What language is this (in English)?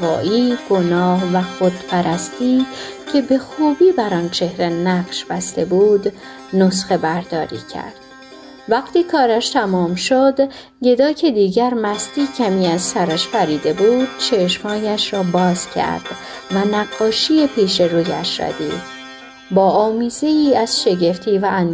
Persian